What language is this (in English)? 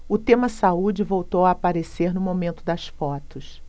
Portuguese